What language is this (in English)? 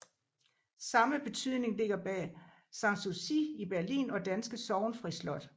Danish